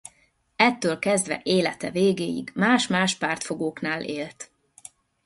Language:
Hungarian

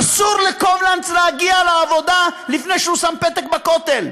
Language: Hebrew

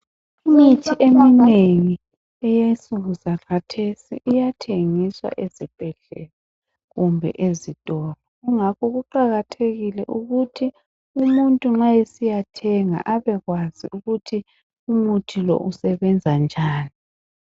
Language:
North Ndebele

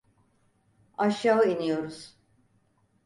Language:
Turkish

